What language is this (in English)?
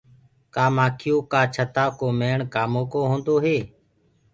Gurgula